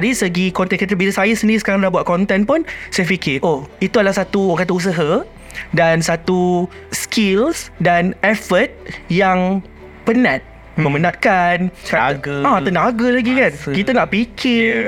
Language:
Malay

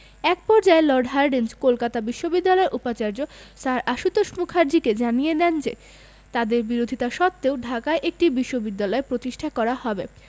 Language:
Bangla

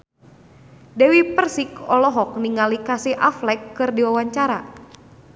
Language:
Sundanese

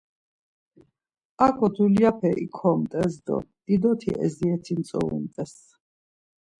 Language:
Laz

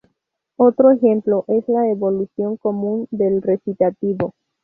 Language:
Spanish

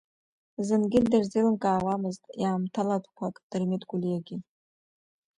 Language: Abkhazian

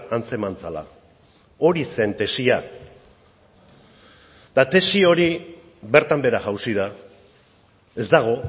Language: Basque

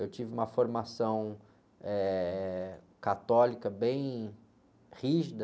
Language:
Portuguese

